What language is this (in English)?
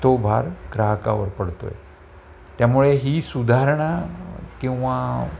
Marathi